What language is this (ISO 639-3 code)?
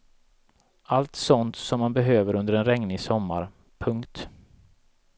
swe